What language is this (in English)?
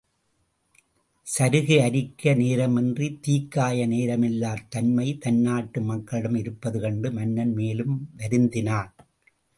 Tamil